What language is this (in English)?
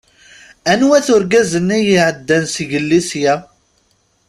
Kabyle